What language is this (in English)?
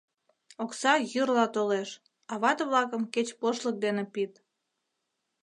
Mari